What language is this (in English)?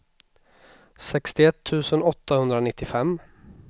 Swedish